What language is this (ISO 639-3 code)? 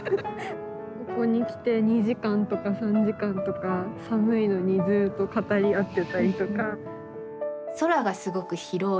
jpn